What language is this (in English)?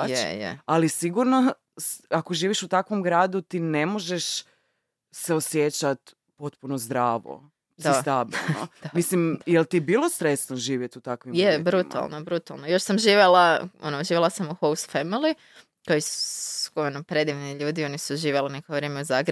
Croatian